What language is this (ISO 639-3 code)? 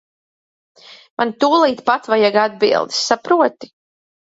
lav